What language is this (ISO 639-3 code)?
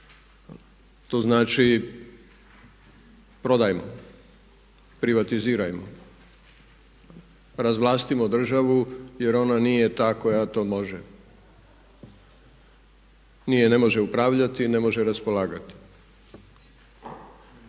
hrv